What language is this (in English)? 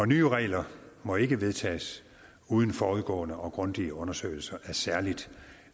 Danish